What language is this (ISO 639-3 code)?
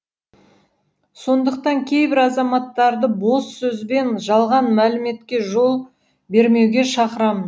kaz